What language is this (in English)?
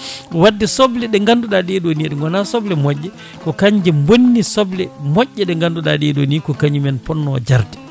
Fula